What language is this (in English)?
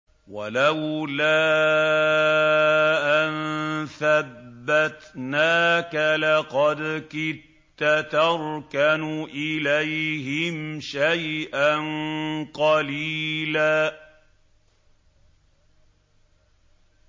Arabic